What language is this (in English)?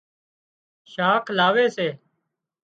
Wadiyara Koli